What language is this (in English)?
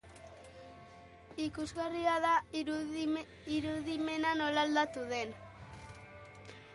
Basque